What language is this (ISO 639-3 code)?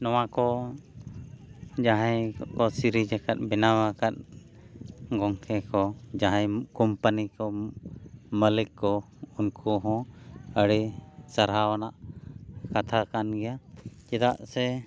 sat